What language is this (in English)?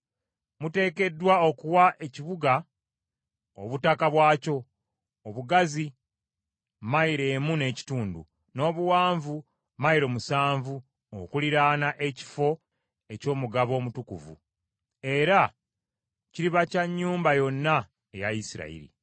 Ganda